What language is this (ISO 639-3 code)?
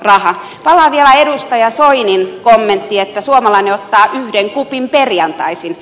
fin